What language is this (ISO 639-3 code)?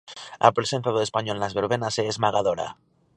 glg